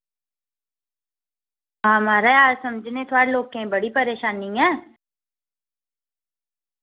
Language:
Dogri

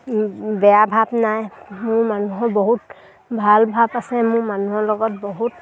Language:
Assamese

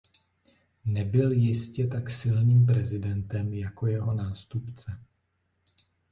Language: Czech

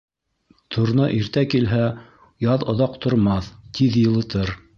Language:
Bashkir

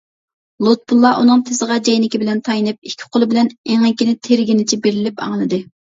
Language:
Uyghur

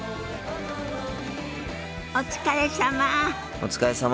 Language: Japanese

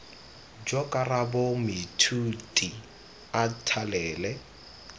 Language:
Tswana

